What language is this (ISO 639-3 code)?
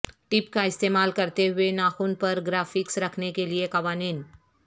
urd